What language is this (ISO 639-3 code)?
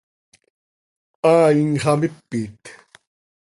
sei